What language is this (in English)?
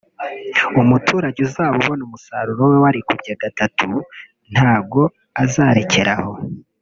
Kinyarwanda